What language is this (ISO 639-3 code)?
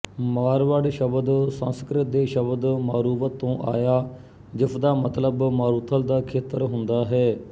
pan